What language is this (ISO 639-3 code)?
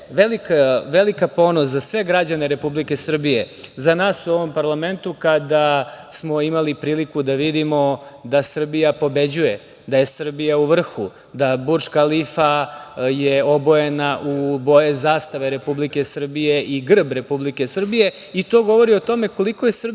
srp